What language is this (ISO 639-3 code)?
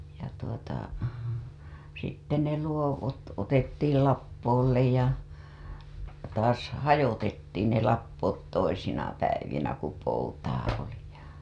fin